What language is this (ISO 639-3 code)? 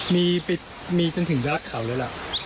tha